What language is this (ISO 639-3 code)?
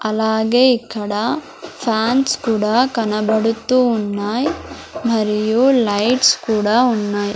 tel